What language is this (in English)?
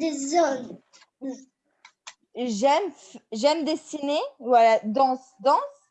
French